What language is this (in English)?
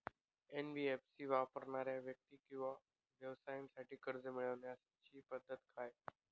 Marathi